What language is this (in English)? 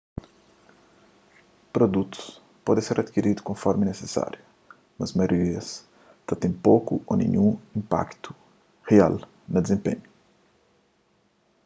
Kabuverdianu